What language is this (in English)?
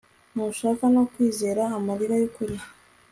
Kinyarwanda